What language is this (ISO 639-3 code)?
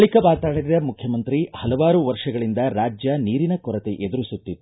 kan